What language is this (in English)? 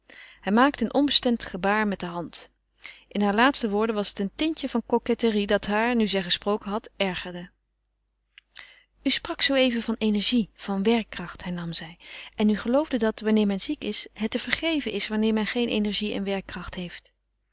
Dutch